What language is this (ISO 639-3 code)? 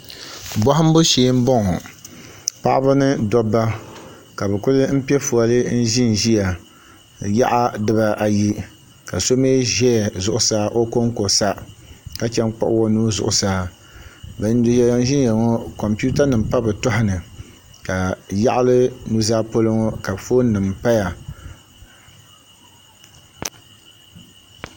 dag